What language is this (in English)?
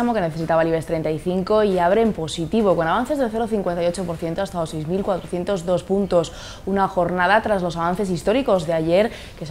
Spanish